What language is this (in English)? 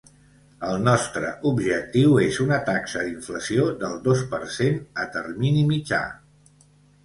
Catalan